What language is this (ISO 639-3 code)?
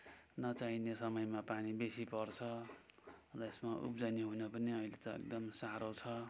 nep